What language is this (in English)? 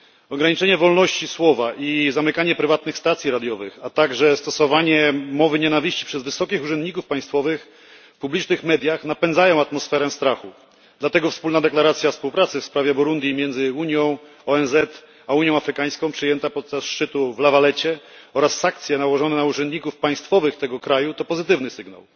Polish